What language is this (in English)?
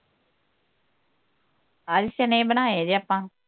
Punjabi